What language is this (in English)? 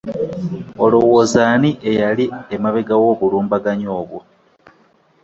Ganda